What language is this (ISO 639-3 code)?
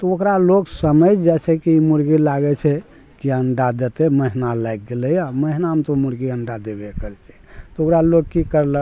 mai